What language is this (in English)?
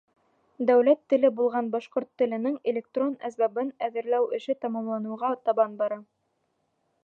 Bashkir